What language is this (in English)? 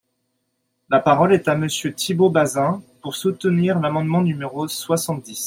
French